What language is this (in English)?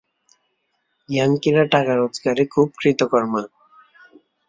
Bangla